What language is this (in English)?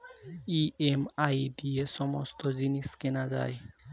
Bangla